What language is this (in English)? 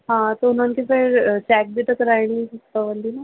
Sindhi